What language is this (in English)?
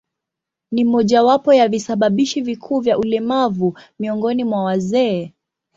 Swahili